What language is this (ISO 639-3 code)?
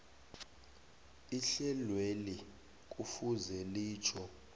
nbl